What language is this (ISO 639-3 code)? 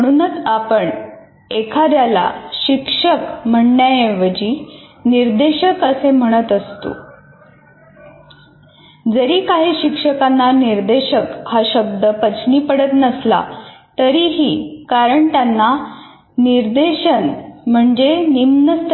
mar